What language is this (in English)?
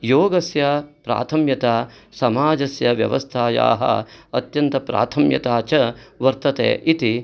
Sanskrit